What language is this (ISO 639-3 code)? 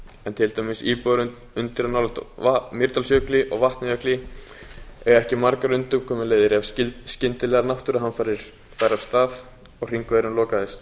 isl